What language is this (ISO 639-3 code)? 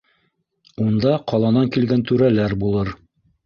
bak